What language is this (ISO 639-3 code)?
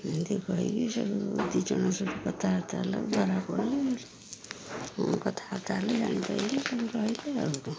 ori